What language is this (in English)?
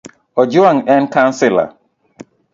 Luo (Kenya and Tanzania)